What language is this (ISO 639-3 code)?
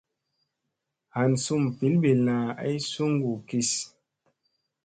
mse